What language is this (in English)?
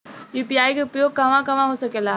Bhojpuri